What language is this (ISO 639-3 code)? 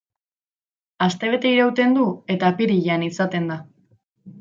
eus